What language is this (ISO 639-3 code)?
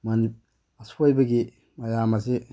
mni